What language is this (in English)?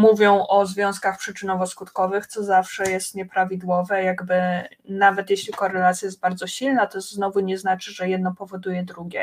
Polish